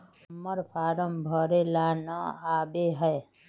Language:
Magahi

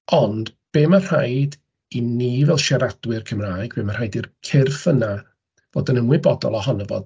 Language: Welsh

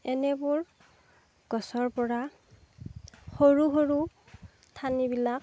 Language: Assamese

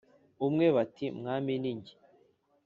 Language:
Kinyarwanda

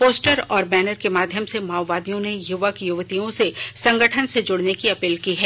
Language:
Hindi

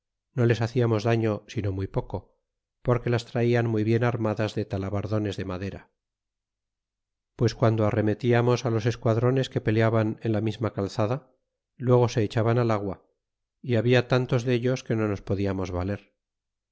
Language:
Spanish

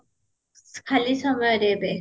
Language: Odia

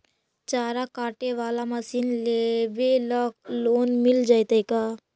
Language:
Magahi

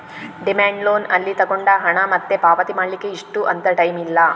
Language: Kannada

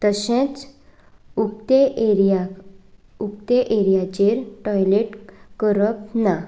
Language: Konkani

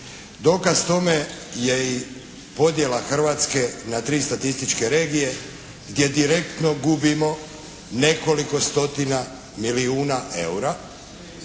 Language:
Croatian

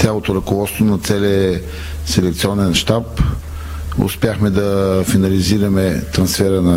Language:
Bulgarian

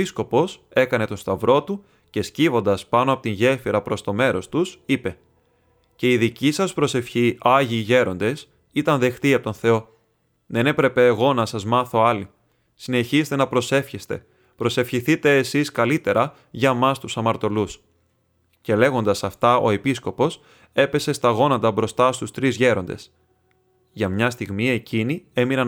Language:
Greek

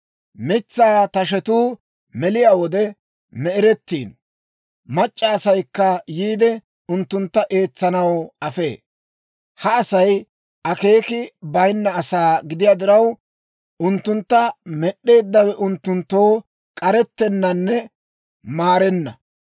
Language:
Dawro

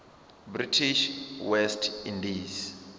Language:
Venda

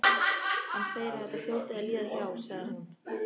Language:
Icelandic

